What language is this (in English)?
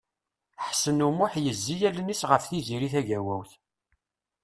Kabyle